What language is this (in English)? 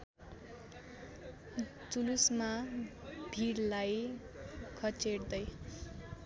Nepali